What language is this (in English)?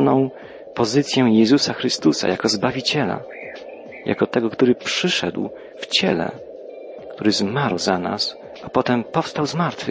Polish